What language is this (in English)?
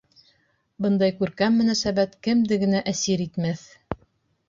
Bashkir